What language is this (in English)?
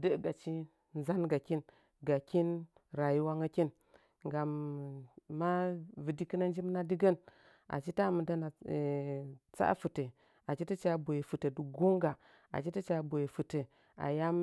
Nzanyi